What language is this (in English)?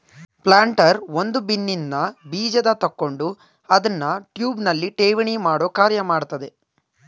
Kannada